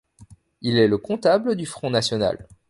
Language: French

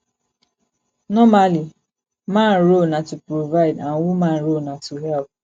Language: Nigerian Pidgin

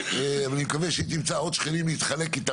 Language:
Hebrew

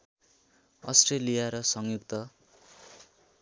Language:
Nepali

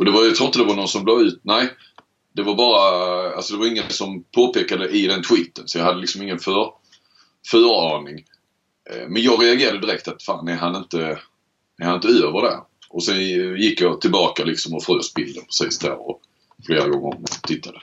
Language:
Swedish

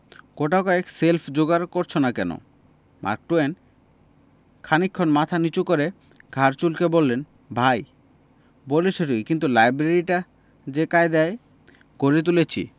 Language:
Bangla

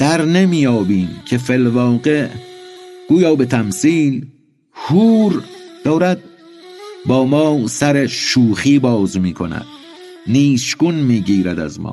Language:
Persian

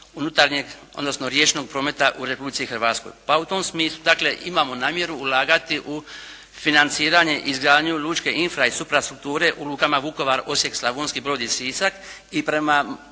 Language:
Croatian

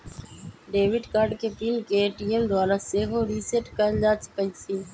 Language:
Magahi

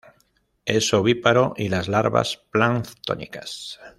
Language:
Spanish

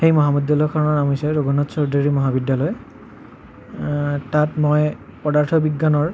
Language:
Assamese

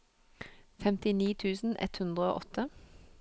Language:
Norwegian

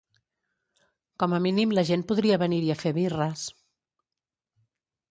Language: Catalan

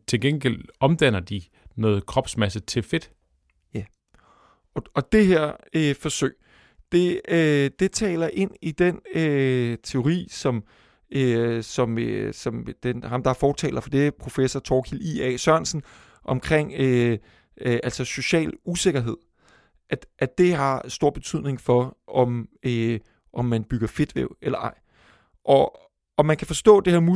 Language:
Danish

